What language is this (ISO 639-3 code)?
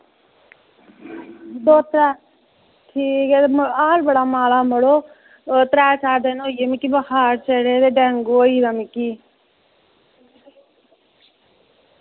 doi